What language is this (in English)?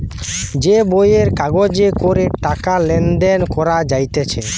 Bangla